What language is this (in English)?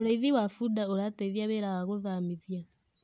Kikuyu